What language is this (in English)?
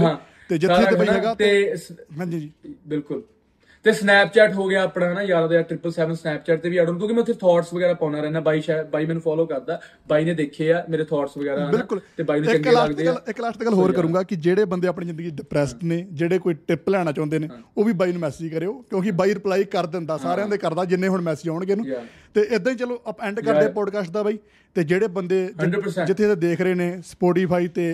Punjabi